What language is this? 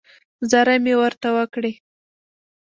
Pashto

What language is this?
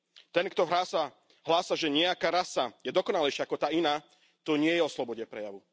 Slovak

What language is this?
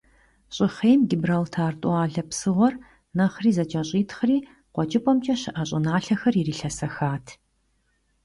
Kabardian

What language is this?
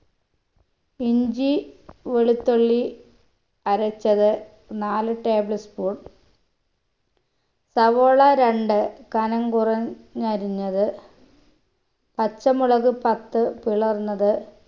Malayalam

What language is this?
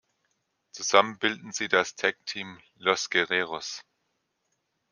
German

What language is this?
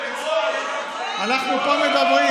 Hebrew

